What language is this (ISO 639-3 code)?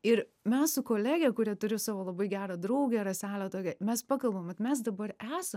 lit